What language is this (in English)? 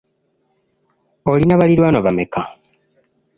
Ganda